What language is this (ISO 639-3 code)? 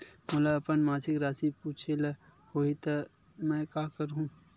hne